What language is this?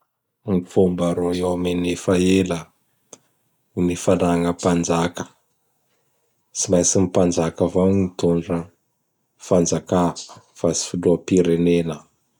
Bara Malagasy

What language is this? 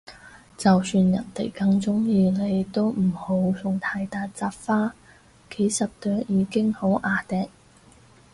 Cantonese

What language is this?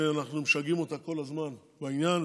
Hebrew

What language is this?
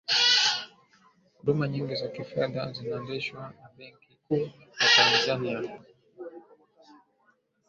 Swahili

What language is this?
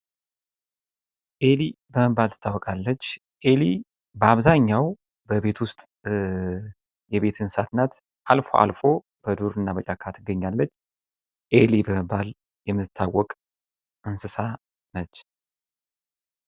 Amharic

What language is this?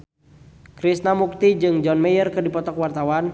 Sundanese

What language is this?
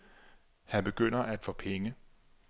Danish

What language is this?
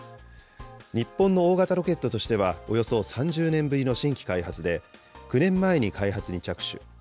Japanese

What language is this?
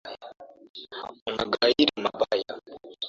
Swahili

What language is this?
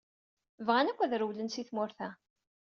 Kabyle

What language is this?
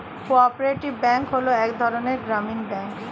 Bangla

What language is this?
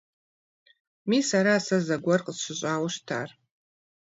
Kabardian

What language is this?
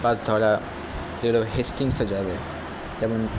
Bangla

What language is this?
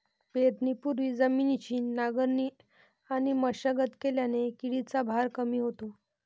Marathi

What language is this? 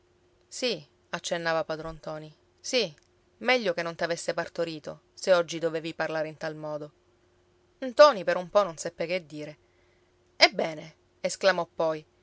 Italian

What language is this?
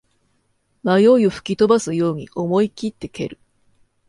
Japanese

